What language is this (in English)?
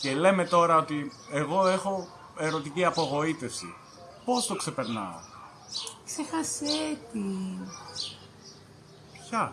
Greek